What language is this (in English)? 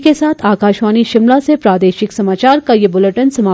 Hindi